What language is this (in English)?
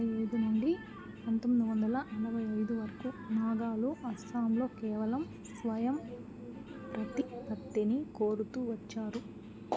Telugu